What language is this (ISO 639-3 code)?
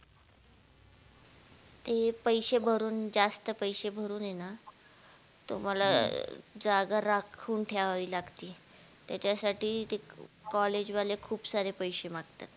mar